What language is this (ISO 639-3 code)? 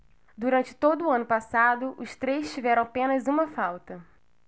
por